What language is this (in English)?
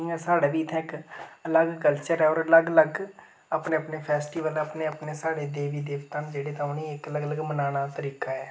Dogri